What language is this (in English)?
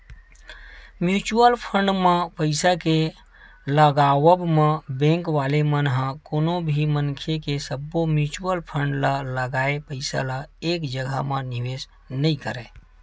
Chhattisgarhi